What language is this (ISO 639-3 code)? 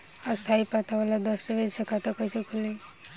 bho